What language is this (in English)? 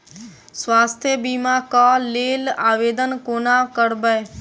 Maithili